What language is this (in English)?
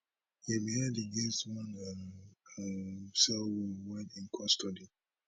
Nigerian Pidgin